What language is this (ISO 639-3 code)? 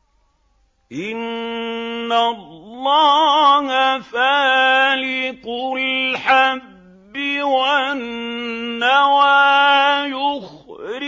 ara